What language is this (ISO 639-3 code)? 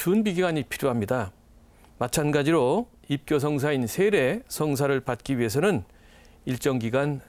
kor